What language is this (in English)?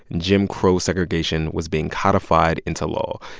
English